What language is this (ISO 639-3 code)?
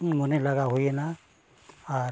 sat